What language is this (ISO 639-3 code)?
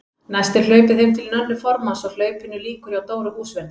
isl